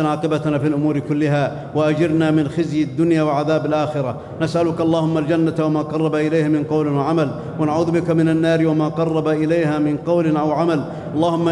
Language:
Arabic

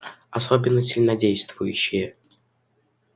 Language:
Russian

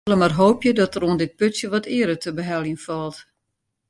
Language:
Western Frisian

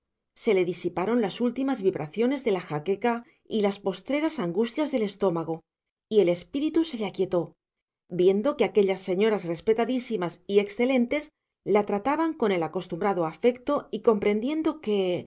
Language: Spanish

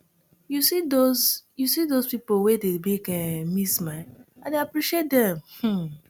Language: Nigerian Pidgin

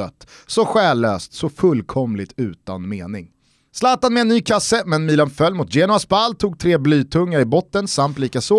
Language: Swedish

